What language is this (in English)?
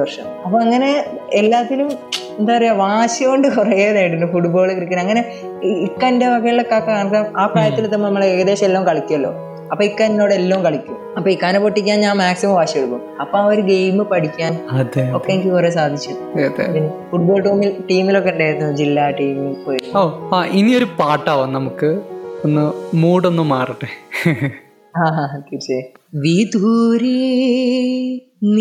Malayalam